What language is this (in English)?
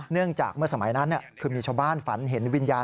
Thai